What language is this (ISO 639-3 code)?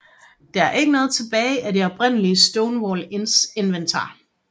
dan